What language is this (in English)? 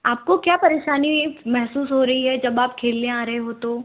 Hindi